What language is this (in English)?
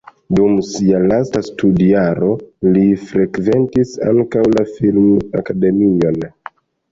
Esperanto